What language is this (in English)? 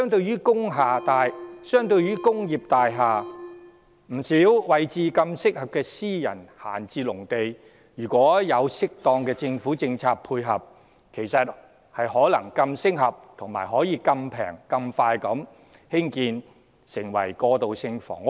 Cantonese